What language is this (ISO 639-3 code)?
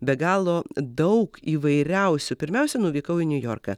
lit